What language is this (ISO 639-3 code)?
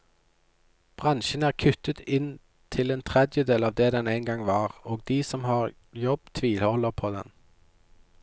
nor